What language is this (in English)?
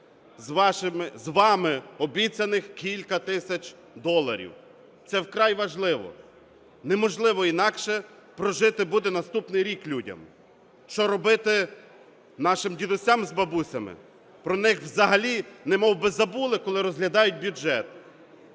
Ukrainian